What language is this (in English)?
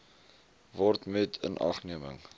Afrikaans